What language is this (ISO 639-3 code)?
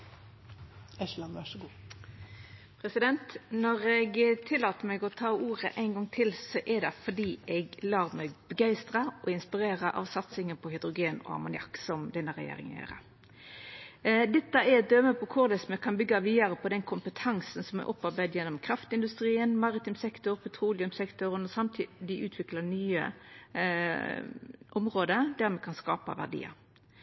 nno